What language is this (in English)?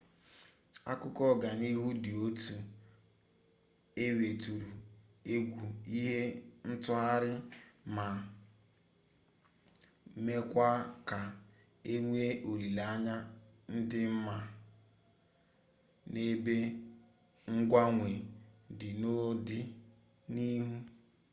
Igbo